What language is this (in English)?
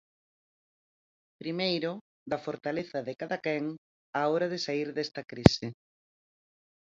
Galician